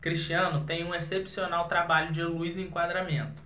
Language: Portuguese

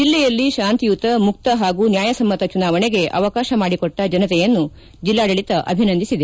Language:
Kannada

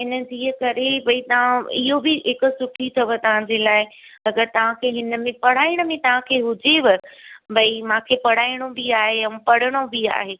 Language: Sindhi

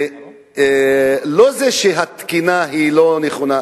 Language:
Hebrew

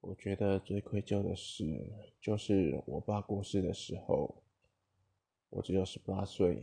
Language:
Chinese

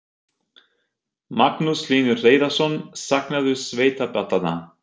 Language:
Icelandic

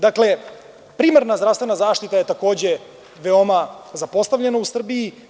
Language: Serbian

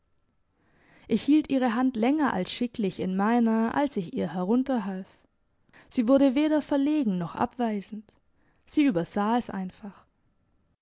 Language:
German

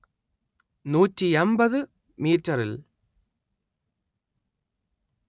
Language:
Malayalam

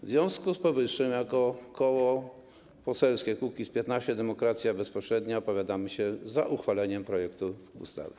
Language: Polish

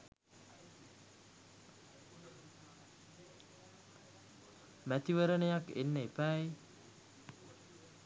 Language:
Sinhala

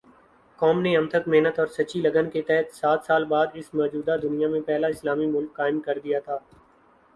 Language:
Urdu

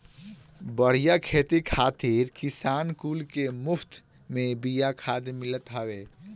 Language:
Bhojpuri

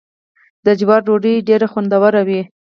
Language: Pashto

